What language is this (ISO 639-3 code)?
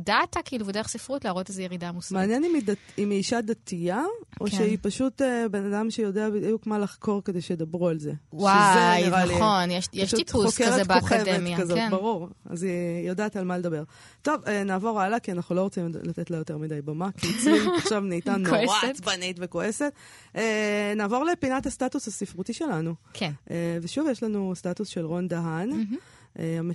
heb